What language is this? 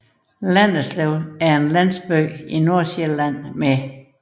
Danish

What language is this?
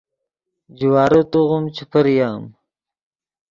Yidgha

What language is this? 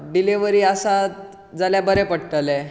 Konkani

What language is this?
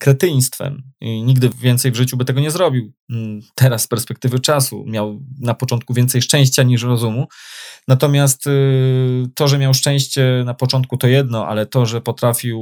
Polish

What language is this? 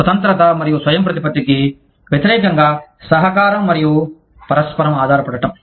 Telugu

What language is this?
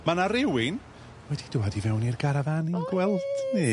Welsh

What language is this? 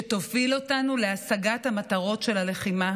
Hebrew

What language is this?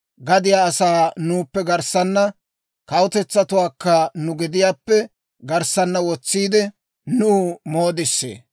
Dawro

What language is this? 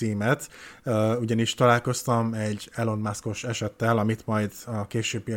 Hungarian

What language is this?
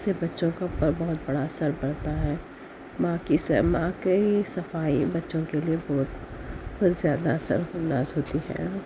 Urdu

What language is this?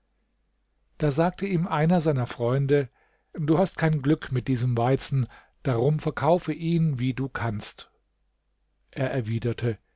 German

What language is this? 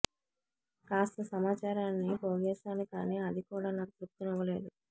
Telugu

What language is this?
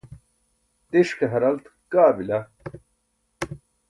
Burushaski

